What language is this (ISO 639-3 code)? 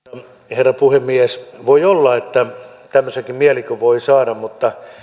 fin